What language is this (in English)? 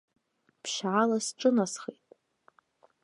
Abkhazian